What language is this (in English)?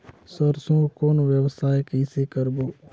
Chhattisgarhi